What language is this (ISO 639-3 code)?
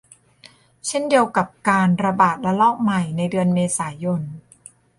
tha